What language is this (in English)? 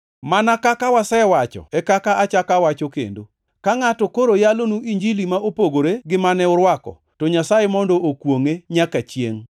Luo (Kenya and Tanzania)